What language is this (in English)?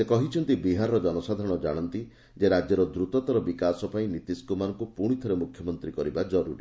Odia